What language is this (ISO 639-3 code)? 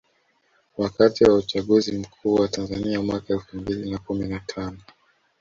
swa